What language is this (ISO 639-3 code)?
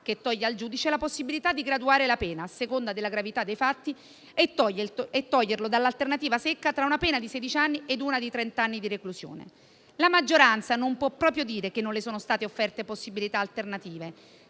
ita